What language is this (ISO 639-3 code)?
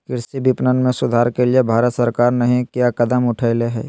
mag